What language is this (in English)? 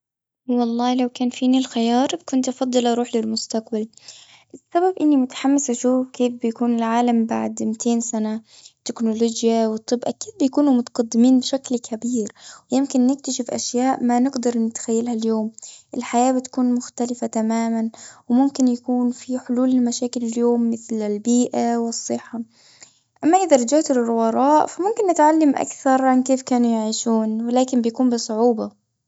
Gulf Arabic